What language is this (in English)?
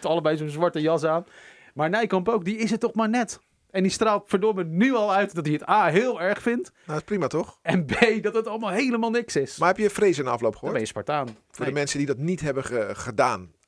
Dutch